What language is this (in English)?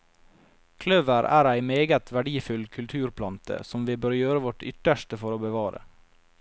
Norwegian